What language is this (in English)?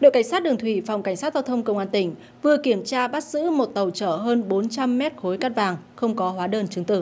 Vietnamese